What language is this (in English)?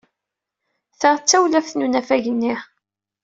Kabyle